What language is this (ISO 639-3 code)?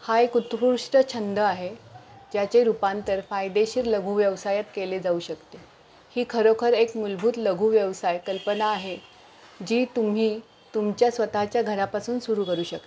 mar